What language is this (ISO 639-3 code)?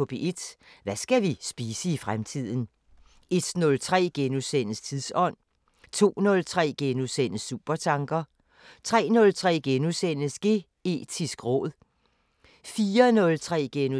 dan